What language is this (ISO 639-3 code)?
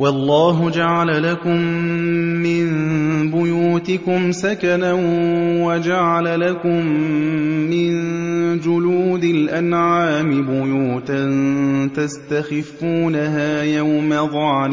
ara